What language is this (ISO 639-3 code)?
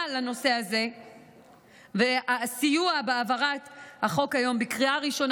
heb